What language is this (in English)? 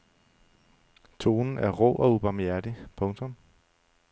Danish